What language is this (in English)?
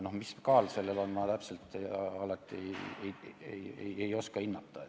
Estonian